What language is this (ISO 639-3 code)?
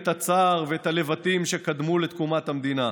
heb